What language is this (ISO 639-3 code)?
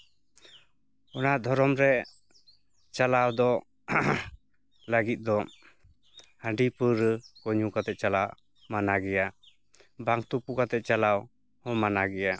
sat